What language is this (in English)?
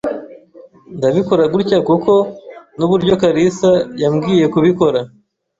Kinyarwanda